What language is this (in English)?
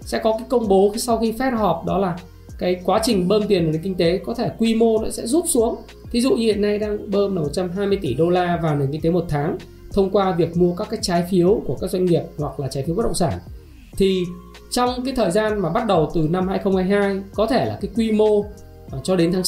Vietnamese